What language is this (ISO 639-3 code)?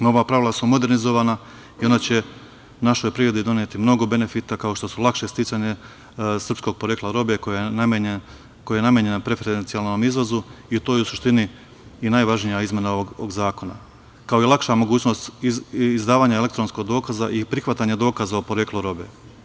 srp